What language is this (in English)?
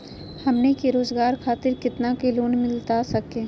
Magahi